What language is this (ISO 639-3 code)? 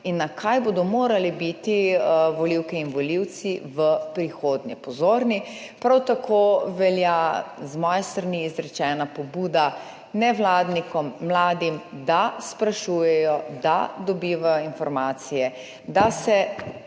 slv